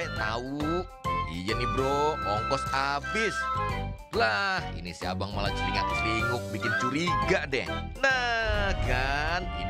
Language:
Indonesian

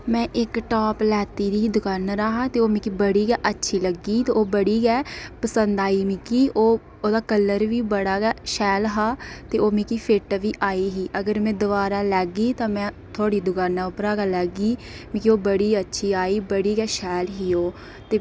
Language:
Dogri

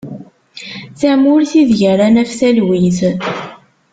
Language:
Kabyle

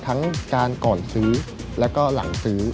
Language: Thai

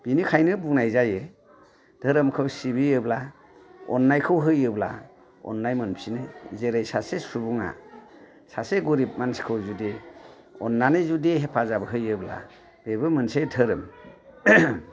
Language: Bodo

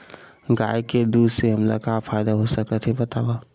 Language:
Chhattisgarhi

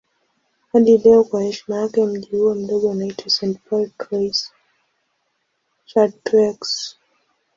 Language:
Swahili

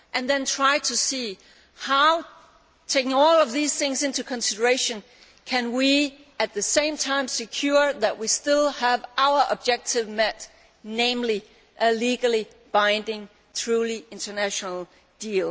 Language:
English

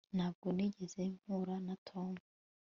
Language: Kinyarwanda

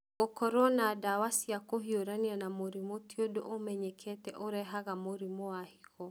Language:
Kikuyu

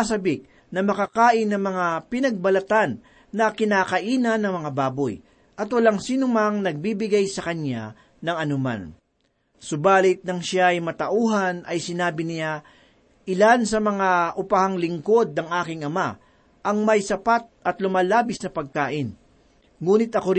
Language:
Filipino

